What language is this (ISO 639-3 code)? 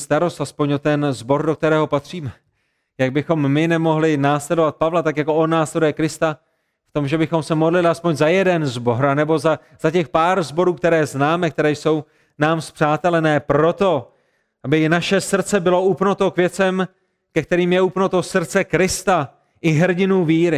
ces